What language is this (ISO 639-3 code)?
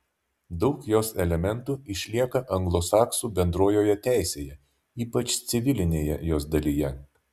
lit